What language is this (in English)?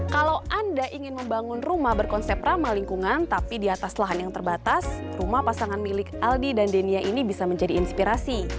Indonesian